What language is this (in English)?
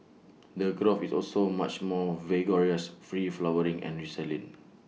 English